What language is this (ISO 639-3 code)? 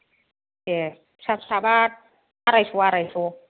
brx